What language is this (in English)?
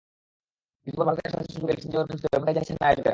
Bangla